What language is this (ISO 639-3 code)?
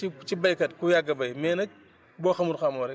wol